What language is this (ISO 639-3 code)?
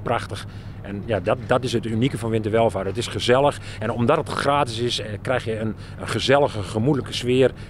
nld